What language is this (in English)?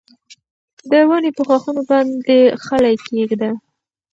Pashto